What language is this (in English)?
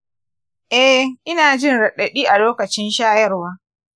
Hausa